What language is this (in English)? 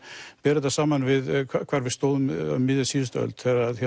Icelandic